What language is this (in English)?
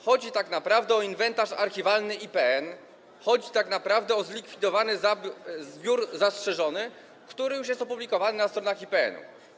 Polish